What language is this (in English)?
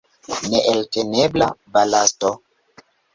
Esperanto